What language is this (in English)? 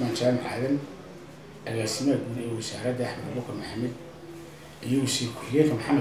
Arabic